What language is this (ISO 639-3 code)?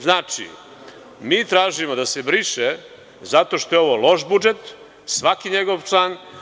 srp